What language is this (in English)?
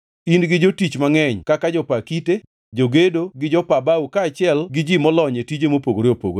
Luo (Kenya and Tanzania)